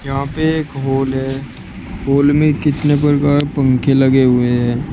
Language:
Hindi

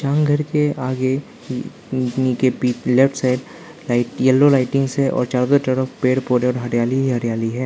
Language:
Hindi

